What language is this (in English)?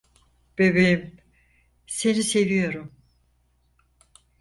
Turkish